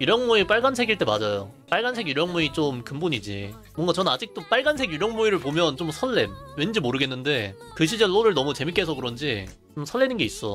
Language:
Korean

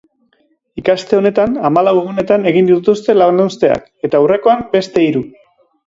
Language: Basque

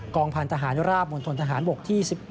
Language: Thai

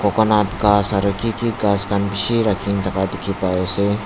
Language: Naga Pidgin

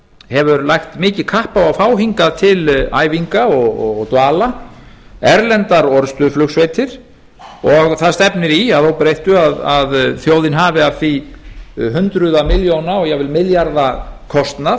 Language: Icelandic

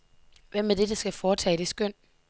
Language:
Danish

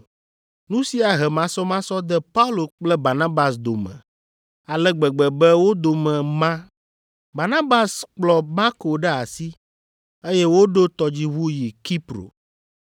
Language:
Ewe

